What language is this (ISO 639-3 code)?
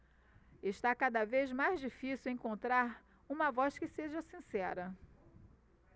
por